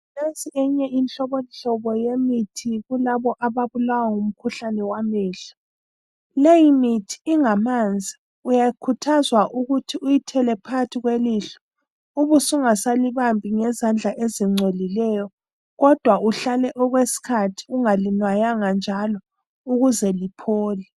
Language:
North Ndebele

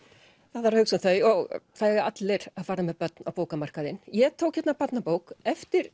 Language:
Icelandic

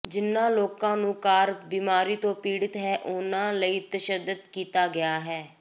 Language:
Punjabi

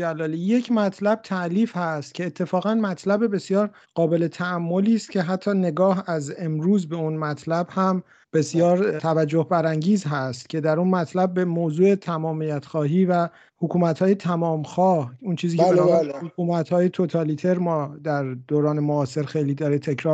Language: Persian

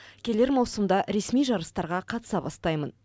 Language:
Kazakh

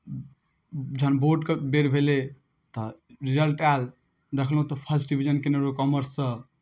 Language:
Maithili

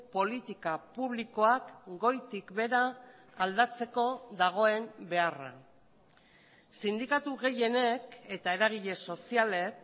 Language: Basque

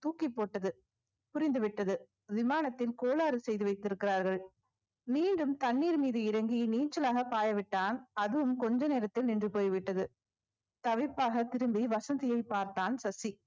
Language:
Tamil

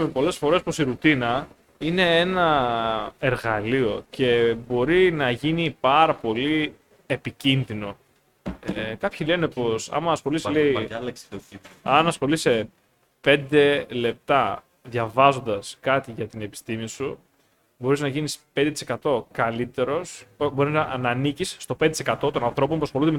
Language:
Greek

